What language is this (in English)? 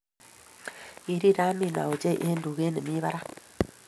Kalenjin